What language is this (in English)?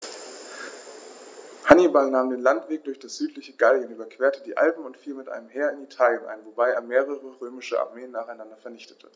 German